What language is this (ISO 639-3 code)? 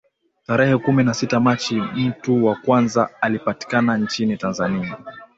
swa